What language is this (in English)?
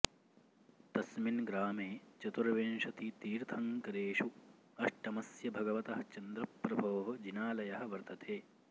Sanskrit